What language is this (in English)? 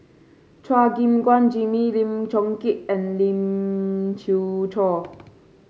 English